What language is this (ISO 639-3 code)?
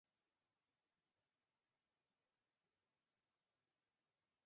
kat